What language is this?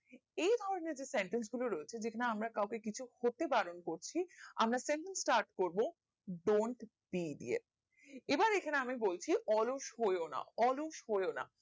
Bangla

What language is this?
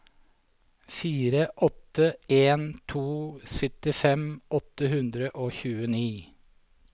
Norwegian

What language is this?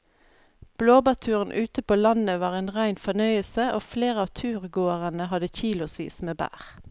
Norwegian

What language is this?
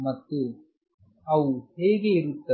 Kannada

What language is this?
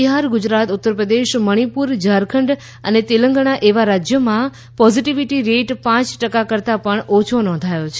Gujarati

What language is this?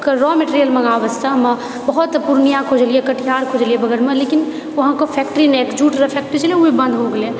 Maithili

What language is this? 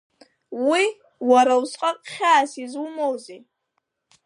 Abkhazian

